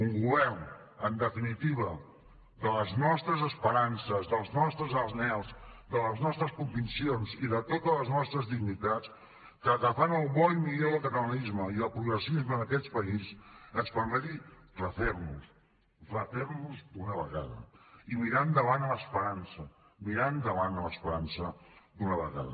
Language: Catalan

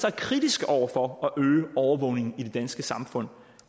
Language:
Danish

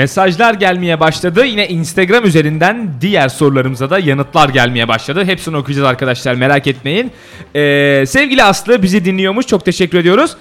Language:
Turkish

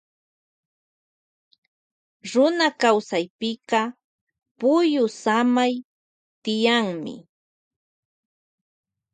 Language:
Loja Highland Quichua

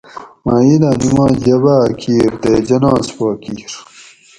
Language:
Gawri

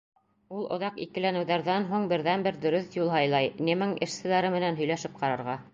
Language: Bashkir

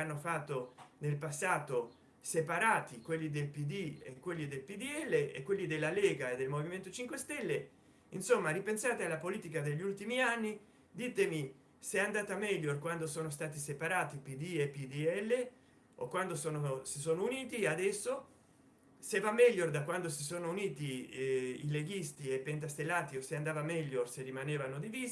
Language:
Italian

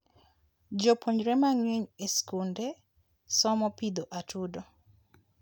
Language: Luo (Kenya and Tanzania)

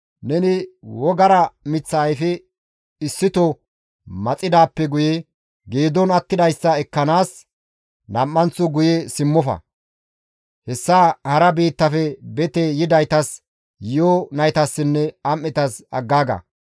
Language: Gamo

